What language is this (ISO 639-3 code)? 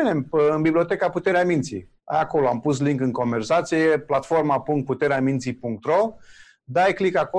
ron